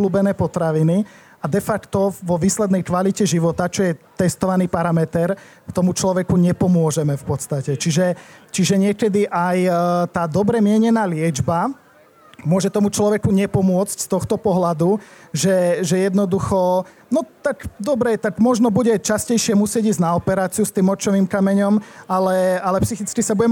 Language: Slovak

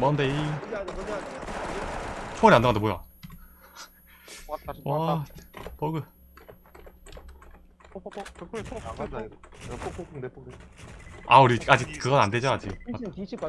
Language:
Korean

